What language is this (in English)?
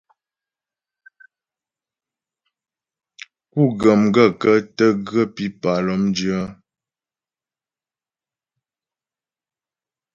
Ghomala